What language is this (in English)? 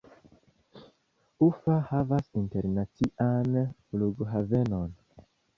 Esperanto